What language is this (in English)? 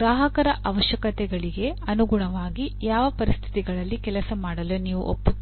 Kannada